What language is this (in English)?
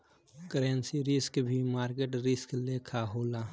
Bhojpuri